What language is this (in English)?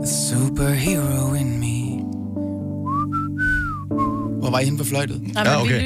Danish